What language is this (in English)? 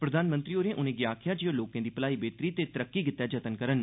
Dogri